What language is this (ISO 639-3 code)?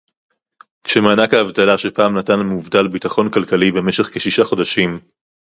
heb